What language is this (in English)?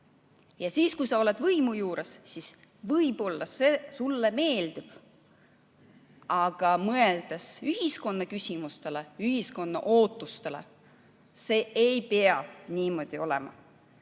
Estonian